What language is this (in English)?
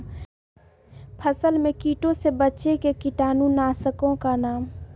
Magahi